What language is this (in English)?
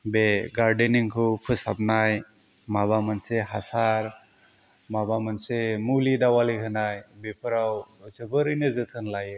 Bodo